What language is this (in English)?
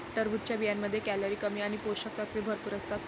Marathi